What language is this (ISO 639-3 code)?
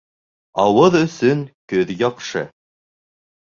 bak